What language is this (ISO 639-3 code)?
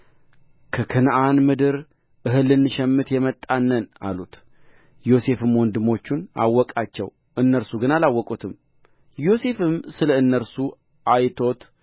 amh